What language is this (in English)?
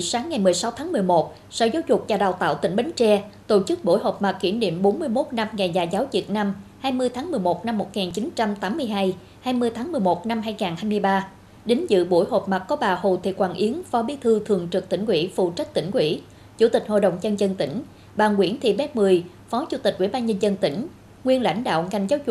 Vietnamese